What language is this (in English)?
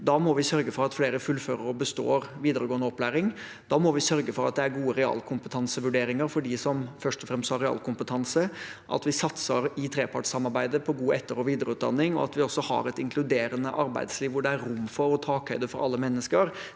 Norwegian